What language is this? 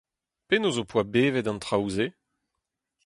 Breton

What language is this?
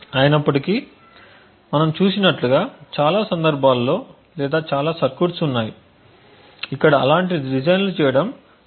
Telugu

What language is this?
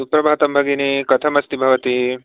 Sanskrit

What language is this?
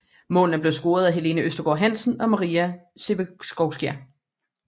Danish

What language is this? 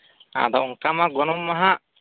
Santali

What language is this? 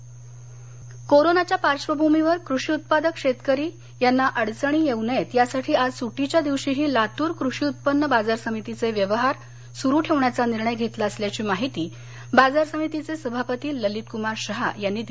Marathi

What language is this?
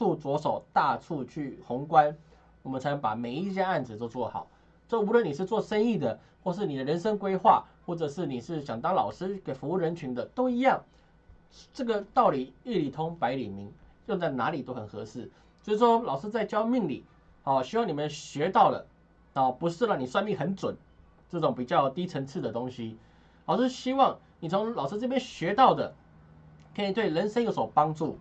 Chinese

